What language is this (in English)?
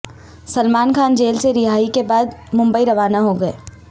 Urdu